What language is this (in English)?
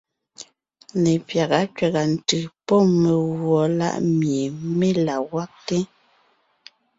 Ngiemboon